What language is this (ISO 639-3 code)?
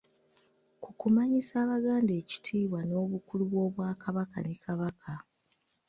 lug